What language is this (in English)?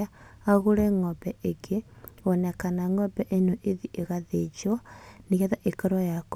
Kikuyu